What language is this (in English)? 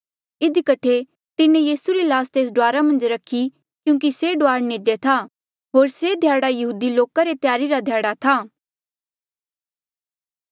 Mandeali